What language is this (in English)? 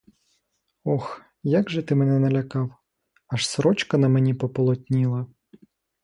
Ukrainian